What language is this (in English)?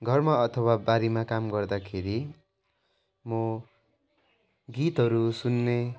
Nepali